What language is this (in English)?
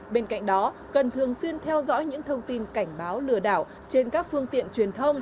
Vietnamese